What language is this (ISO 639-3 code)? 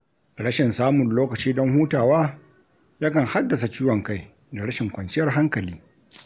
hau